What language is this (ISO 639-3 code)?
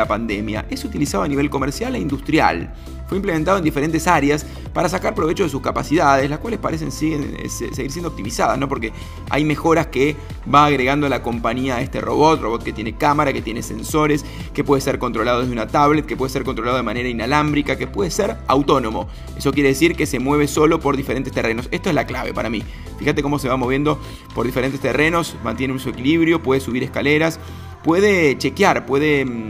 spa